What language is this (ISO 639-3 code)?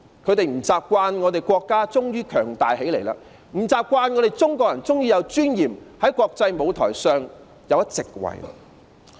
yue